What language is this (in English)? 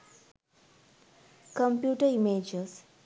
Sinhala